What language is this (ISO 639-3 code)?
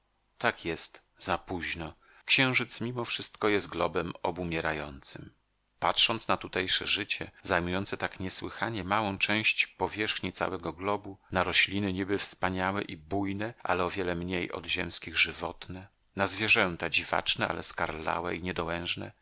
pol